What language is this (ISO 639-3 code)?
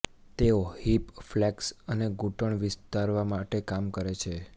guj